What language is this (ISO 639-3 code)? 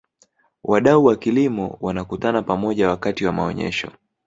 swa